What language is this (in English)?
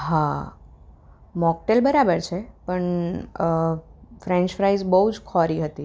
Gujarati